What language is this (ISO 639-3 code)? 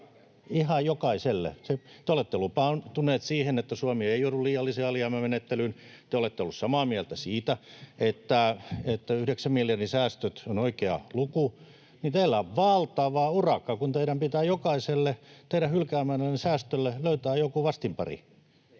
fin